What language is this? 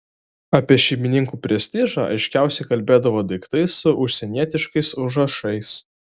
Lithuanian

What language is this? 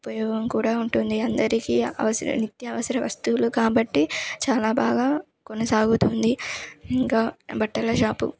Telugu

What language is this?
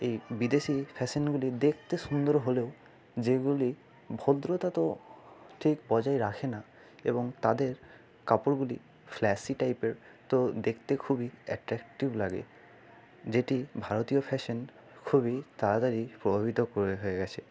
Bangla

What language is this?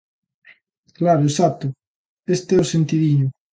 Galician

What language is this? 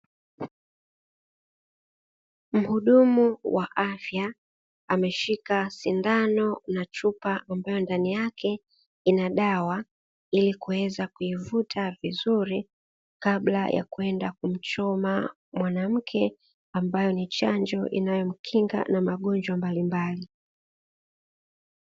Swahili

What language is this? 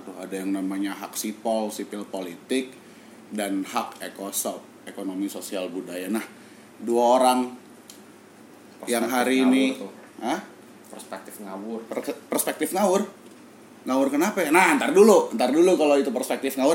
Indonesian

